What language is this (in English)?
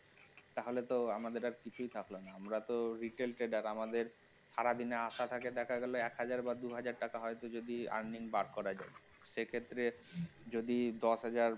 Bangla